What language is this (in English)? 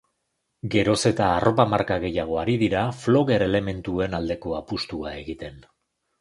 Basque